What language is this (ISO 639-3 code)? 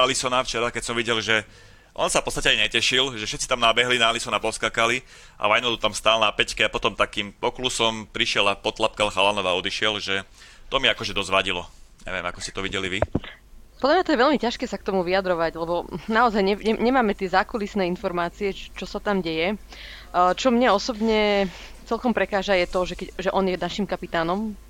slk